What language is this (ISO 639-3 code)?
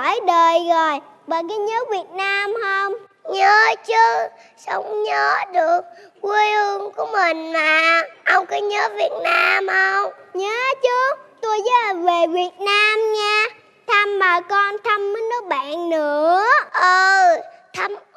vie